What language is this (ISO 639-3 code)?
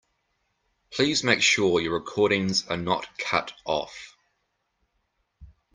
eng